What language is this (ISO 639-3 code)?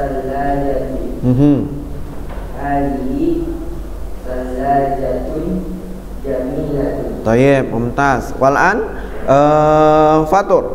ind